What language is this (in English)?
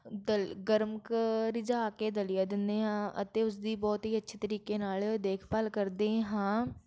Punjabi